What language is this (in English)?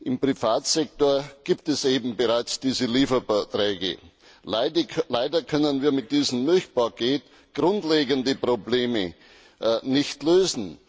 German